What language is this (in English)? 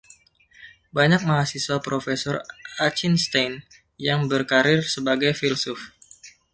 Indonesian